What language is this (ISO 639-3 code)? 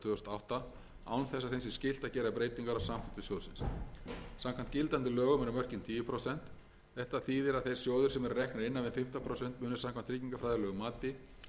isl